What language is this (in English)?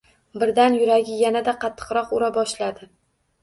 Uzbek